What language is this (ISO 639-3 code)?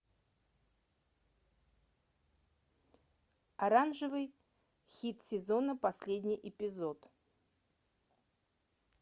rus